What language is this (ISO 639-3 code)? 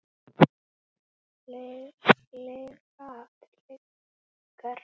isl